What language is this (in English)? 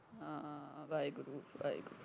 Punjabi